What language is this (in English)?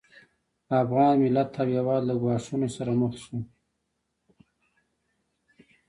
Pashto